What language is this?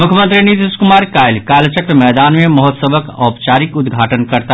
Maithili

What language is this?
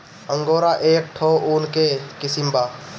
Bhojpuri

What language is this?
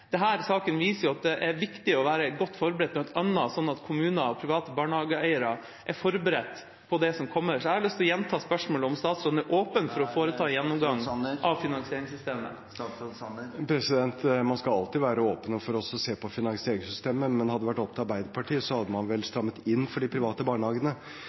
Norwegian Bokmål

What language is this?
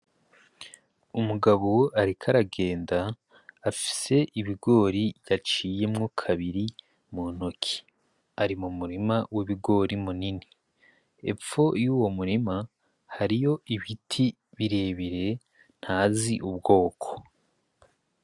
Rundi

